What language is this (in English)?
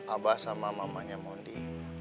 Indonesian